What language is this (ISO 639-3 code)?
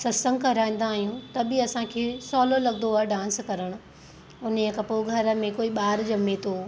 snd